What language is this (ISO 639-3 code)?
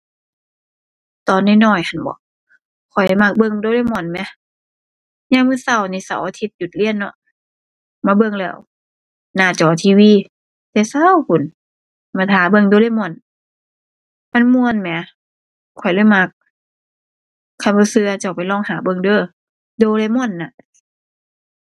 tha